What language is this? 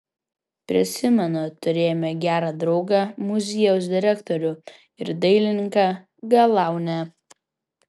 Lithuanian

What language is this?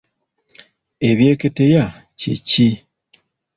Ganda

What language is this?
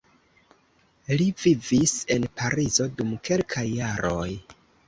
Esperanto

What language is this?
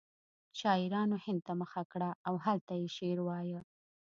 Pashto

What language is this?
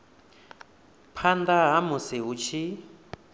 Venda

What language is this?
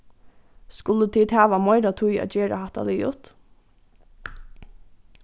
Faroese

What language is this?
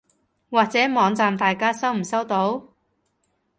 Cantonese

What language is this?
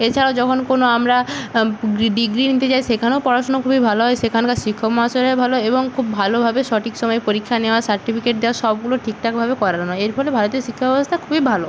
Bangla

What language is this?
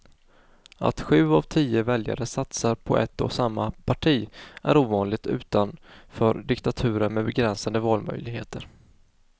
Swedish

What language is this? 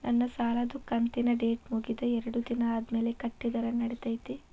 Kannada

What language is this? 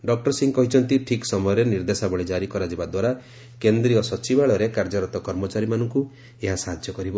Odia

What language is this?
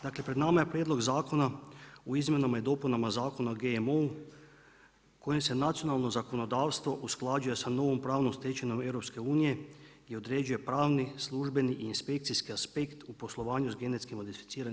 Croatian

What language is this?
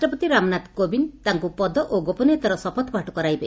Odia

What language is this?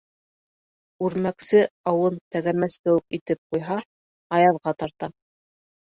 Bashkir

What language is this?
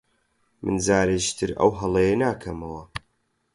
Central Kurdish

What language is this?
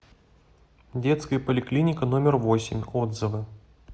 Russian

